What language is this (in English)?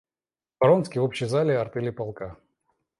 Russian